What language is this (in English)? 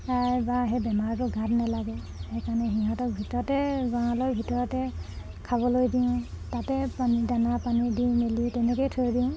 Assamese